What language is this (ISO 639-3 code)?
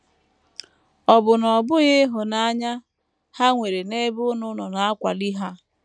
ibo